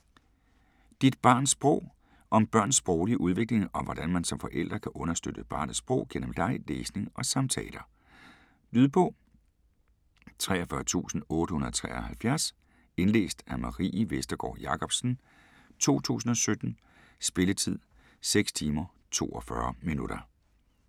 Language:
Danish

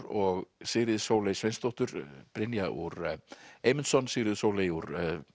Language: Icelandic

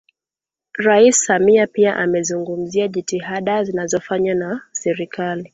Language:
Swahili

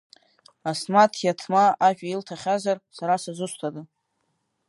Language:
Abkhazian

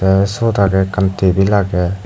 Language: Chakma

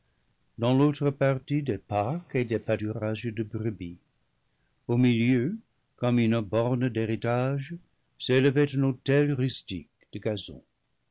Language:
French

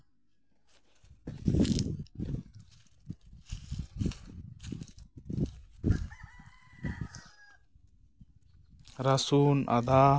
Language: Santali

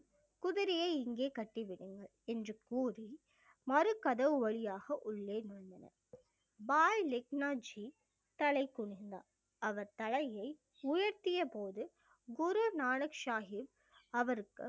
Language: Tamil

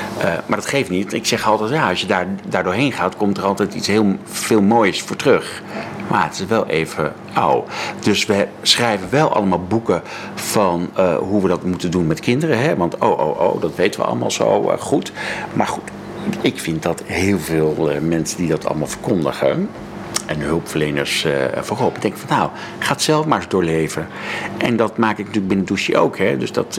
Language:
Dutch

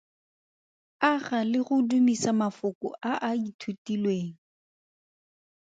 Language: Tswana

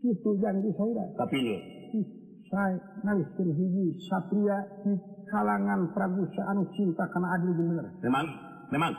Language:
Indonesian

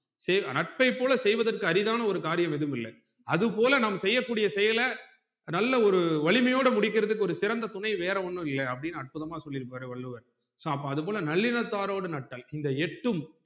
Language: Tamil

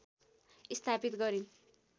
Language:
Nepali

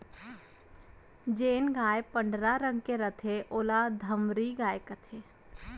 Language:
Chhattisgarhi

